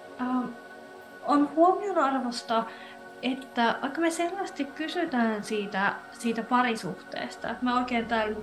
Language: Finnish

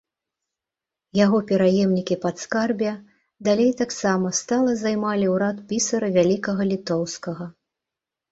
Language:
Belarusian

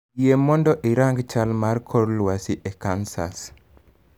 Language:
Luo (Kenya and Tanzania)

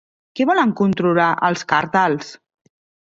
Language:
Catalan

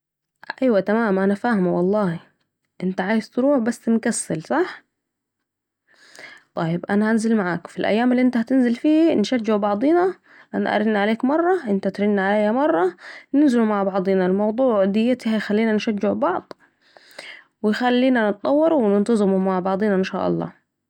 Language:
Saidi Arabic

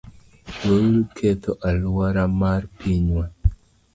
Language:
Luo (Kenya and Tanzania)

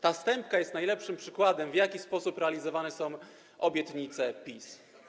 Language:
Polish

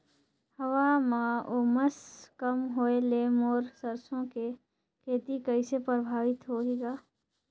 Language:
Chhattisgarhi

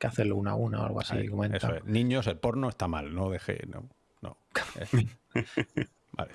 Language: Spanish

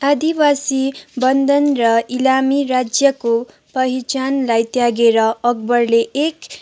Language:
Nepali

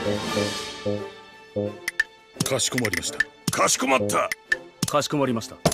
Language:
Japanese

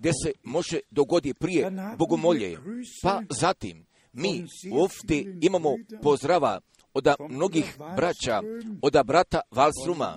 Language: Croatian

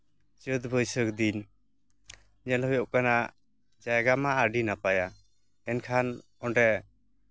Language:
Santali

